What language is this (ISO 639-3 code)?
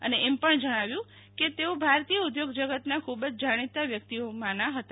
guj